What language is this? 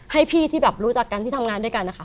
Thai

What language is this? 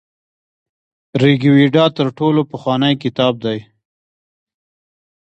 Pashto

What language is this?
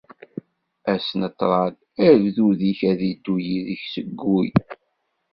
Kabyle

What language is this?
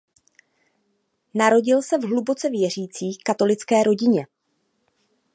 Czech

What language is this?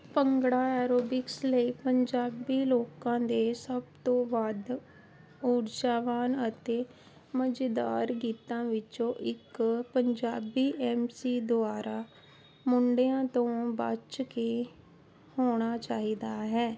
Punjabi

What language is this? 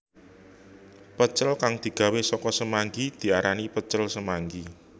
Javanese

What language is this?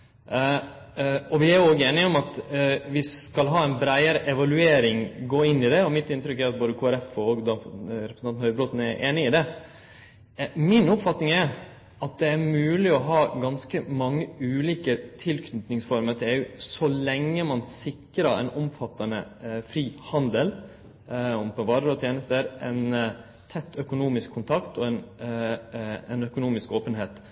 Norwegian Nynorsk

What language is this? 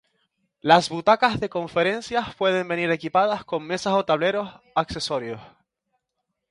Spanish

